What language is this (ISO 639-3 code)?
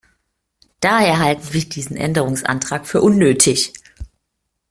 deu